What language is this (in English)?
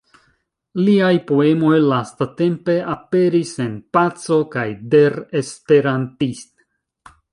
Esperanto